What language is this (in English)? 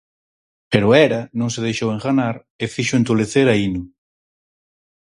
Galician